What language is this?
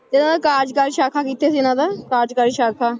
Punjabi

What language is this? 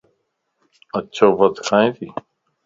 Lasi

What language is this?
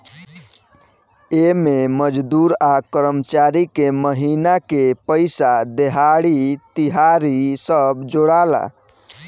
Bhojpuri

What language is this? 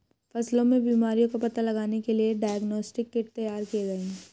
Hindi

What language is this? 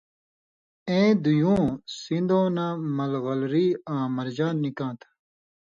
Indus Kohistani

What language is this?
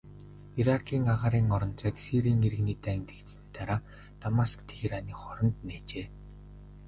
Mongolian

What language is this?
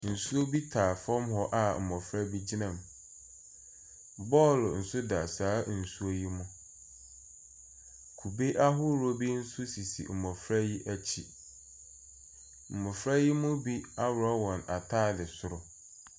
Akan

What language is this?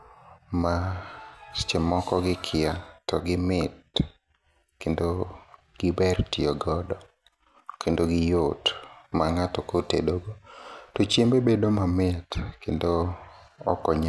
Luo (Kenya and Tanzania)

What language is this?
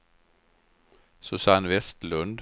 Swedish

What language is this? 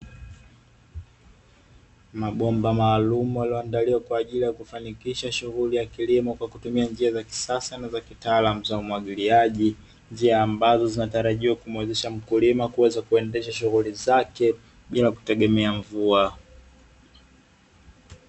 Swahili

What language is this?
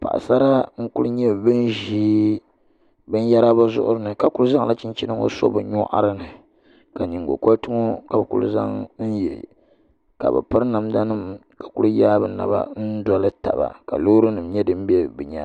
Dagbani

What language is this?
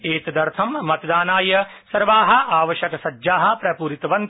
Sanskrit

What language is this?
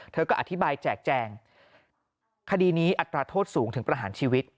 Thai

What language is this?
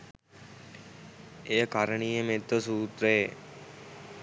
Sinhala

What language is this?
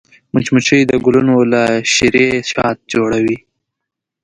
Pashto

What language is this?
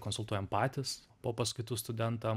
Lithuanian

